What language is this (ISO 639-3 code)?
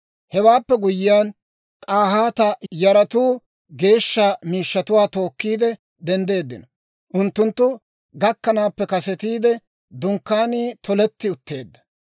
dwr